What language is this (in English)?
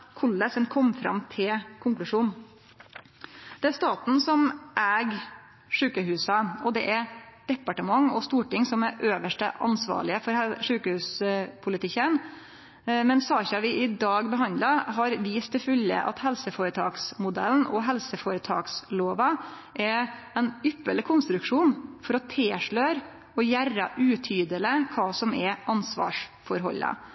Norwegian Nynorsk